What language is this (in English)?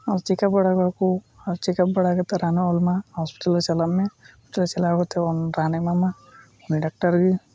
Santali